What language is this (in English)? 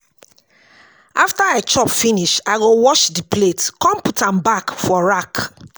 Nigerian Pidgin